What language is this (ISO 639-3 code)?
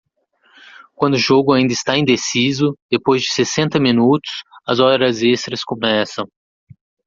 por